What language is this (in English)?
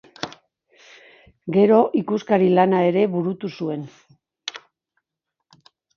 Basque